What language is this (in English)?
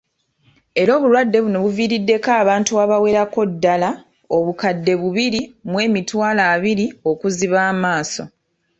Ganda